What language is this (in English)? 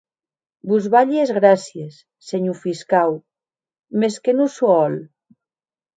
Occitan